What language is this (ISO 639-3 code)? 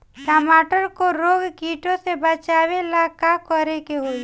bho